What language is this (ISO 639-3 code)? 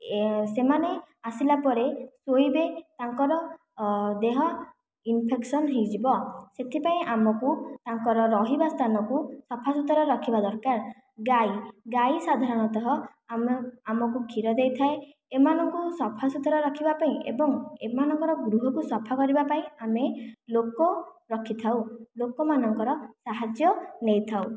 ori